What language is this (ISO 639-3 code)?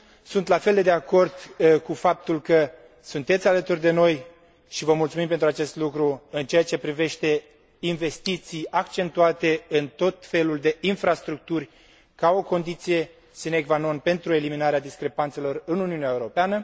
ron